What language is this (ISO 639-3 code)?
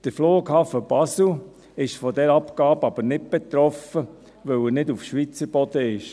gsw